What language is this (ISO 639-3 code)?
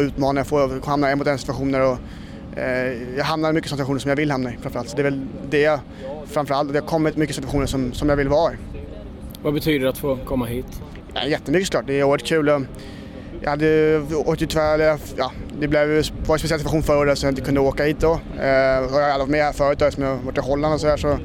swe